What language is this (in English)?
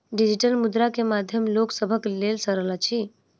Maithili